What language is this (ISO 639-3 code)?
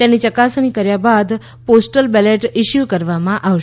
guj